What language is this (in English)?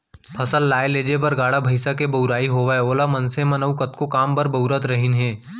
Chhattisgarhi